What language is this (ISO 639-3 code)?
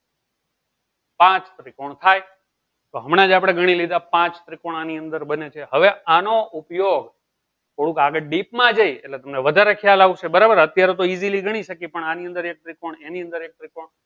guj